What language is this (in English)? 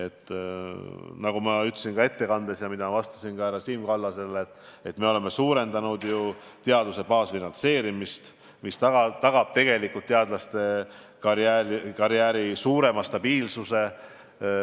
Estonian